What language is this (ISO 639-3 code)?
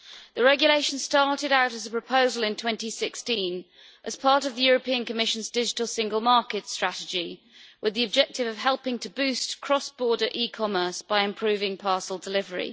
eng